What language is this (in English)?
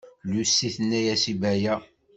Kabyle